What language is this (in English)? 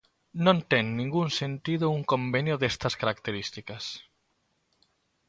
Galician